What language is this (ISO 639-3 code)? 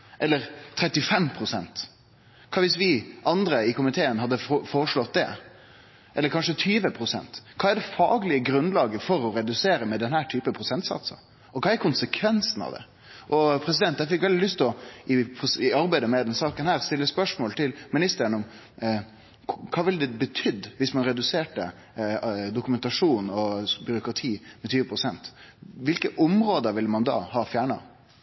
nno